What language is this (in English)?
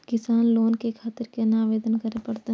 Maithili